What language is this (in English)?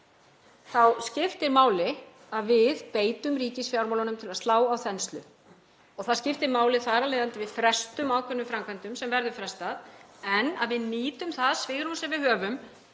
Icelandic